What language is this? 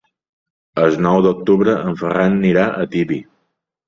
Catalan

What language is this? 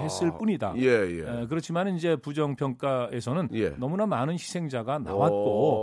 Korean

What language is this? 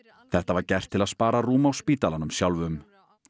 Icelandic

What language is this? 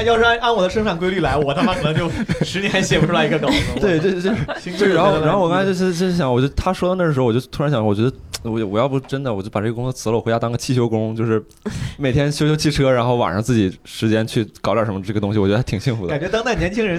Chinese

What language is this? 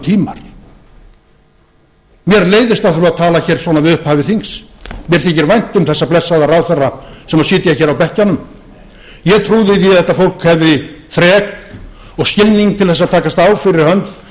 Icelandic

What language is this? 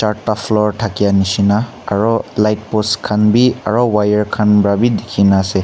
Naga Pidgin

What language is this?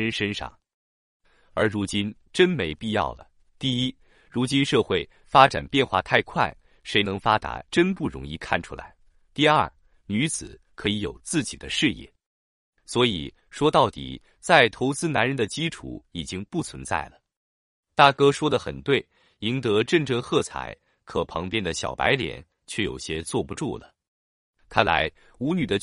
Chinese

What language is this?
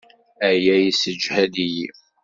Kabyle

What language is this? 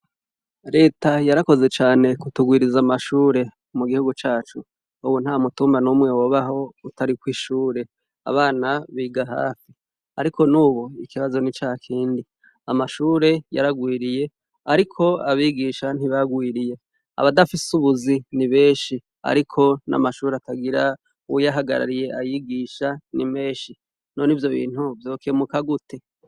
Rundi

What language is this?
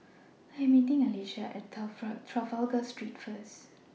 English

